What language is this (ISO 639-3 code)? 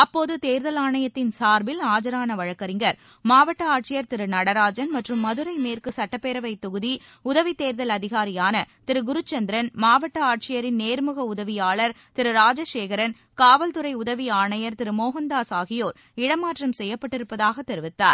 tam